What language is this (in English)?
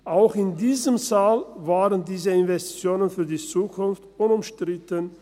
Swiss German